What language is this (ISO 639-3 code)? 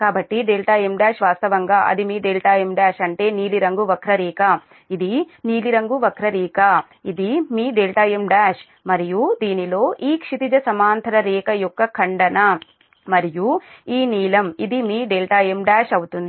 tel